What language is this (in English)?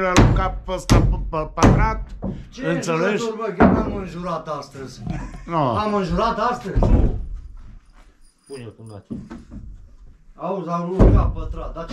Romanian